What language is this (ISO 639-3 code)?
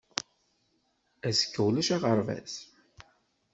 kab